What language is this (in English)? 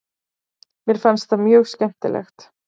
Icelandic